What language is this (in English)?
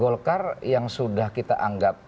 Indonesian